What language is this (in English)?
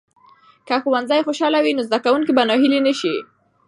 Pashto